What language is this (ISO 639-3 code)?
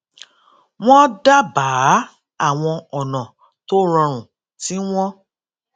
yor